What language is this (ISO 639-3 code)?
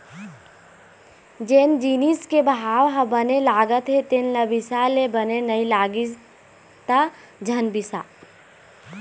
hne